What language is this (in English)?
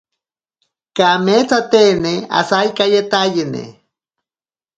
Ashéninka Perené